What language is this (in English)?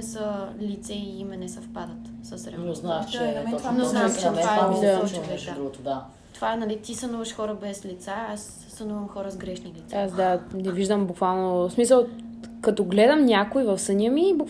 Bulgarian